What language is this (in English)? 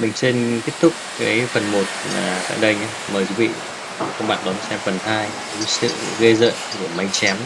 Vietnamese